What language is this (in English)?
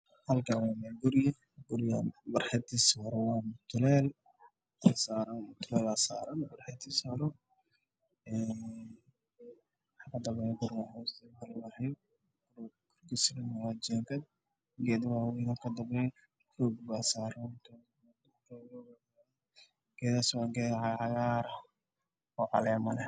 Somali